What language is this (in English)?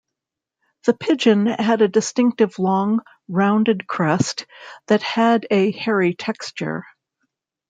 English